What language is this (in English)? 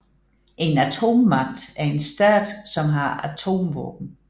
Danish